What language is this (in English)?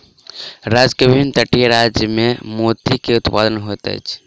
Maithili